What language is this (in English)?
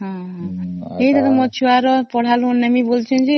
Odia